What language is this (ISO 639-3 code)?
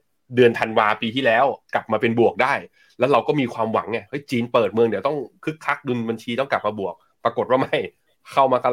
tha